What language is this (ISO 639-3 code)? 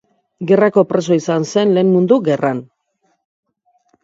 eus